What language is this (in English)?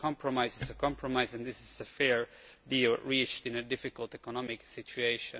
English